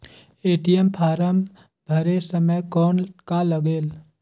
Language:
Chhattisgarhi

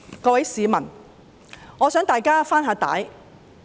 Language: Cantonese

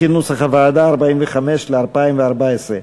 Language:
Hebrew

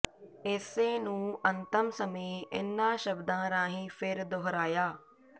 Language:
Punjabi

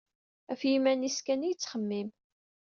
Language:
Kabyle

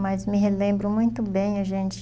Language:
Portuguese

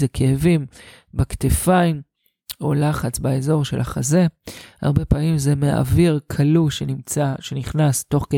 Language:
Hebrew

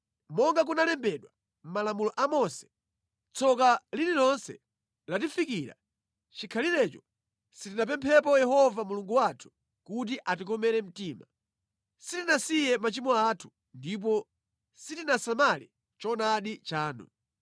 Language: Nyanja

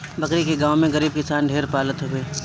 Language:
Bhojpuri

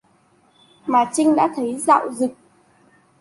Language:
Vietnamese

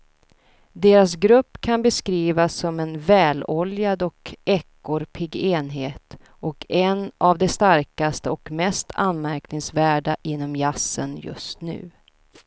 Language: Swedish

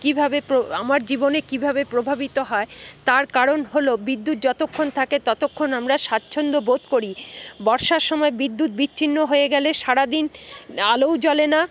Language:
Bangla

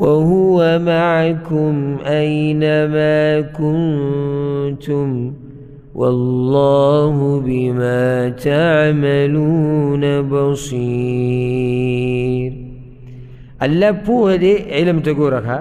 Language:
Arabic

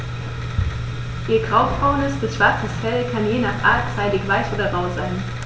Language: German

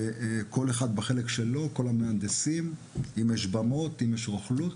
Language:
Hebrew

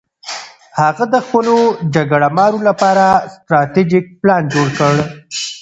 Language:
Pashto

